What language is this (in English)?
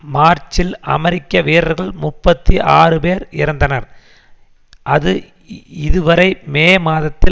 Tamil